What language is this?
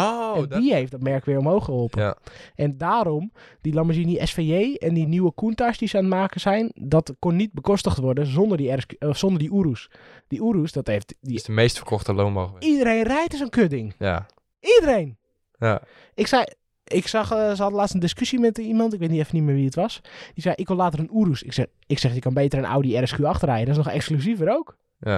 Dutch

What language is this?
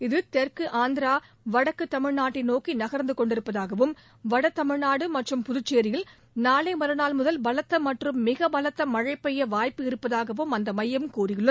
Tamil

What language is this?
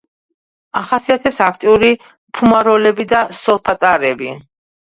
Georgian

